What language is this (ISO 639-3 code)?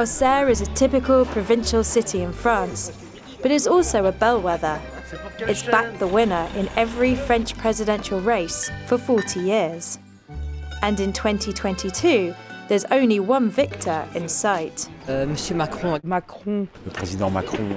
eng